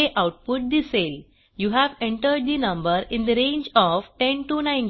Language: Marathi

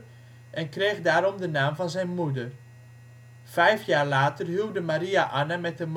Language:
Dutch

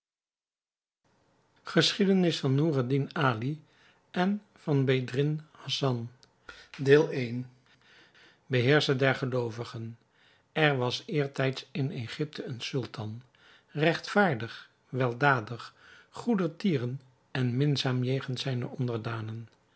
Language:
Dutch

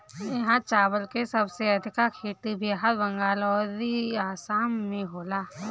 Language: Bhojpuri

